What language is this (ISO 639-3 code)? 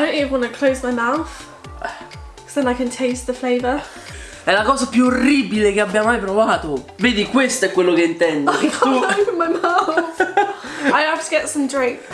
ita